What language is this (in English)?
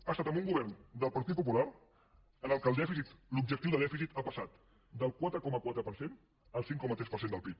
Catalan